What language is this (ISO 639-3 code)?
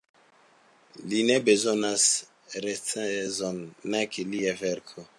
epo